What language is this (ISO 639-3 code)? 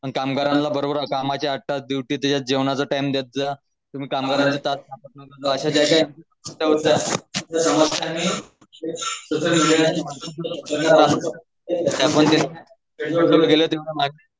mar